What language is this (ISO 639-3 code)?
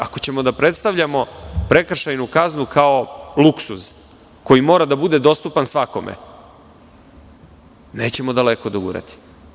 srp